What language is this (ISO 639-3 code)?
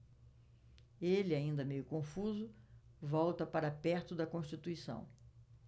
por